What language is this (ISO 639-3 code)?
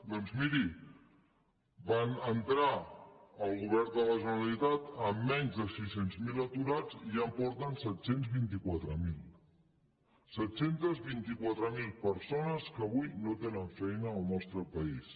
cat